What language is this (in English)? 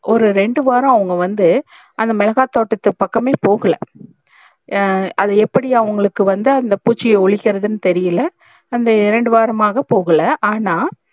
Tamil